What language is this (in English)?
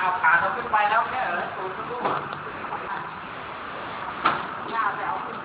Thai